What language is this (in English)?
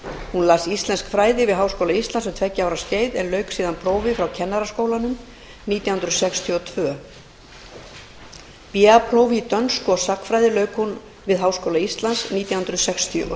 Icelandic